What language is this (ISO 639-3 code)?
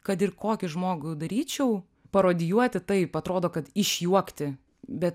lit